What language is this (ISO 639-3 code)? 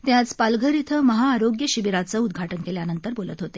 mar